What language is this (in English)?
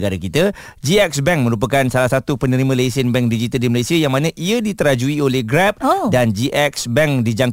Malay